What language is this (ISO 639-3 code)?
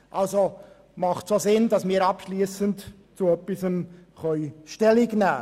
gsw